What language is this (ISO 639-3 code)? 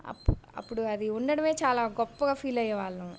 tel